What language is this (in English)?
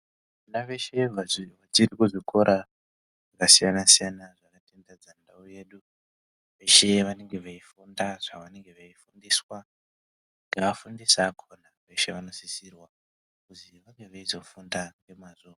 Ndau